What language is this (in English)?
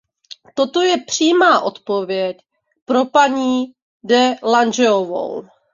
Czech